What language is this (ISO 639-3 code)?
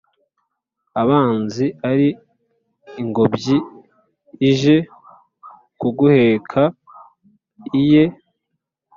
kin